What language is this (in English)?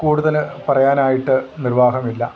Malayalam